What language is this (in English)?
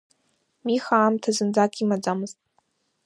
Abkhazian